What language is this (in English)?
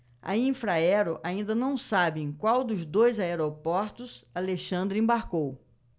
Portuguese